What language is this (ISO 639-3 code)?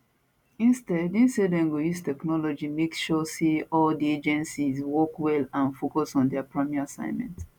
pcm